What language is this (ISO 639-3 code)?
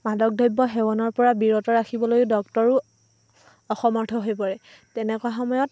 asm